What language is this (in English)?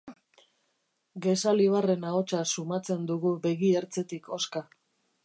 Basque